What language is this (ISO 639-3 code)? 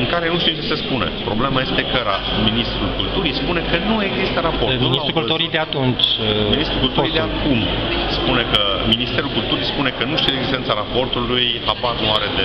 ron